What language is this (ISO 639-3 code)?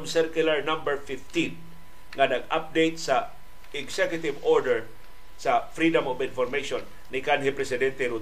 fil